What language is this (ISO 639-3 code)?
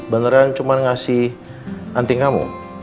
ind